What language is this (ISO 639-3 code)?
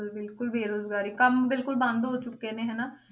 pan